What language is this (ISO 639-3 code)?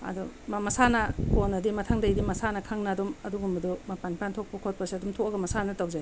mni